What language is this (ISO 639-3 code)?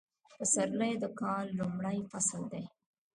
pus